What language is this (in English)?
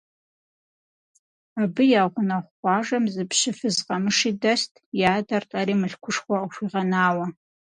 Kabardian